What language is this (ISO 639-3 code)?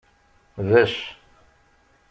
kab